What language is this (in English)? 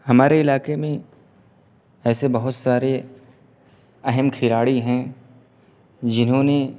Urdu